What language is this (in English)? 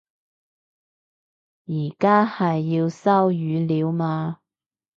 Cantonese